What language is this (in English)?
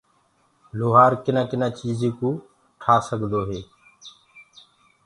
Gurgula